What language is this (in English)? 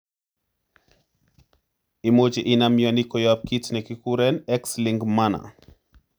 Kalenjin